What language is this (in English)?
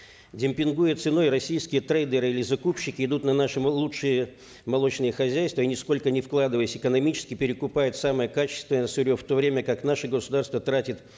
Kazakh